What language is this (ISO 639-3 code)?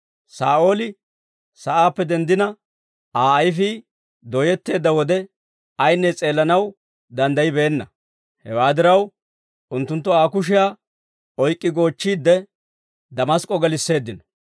dwr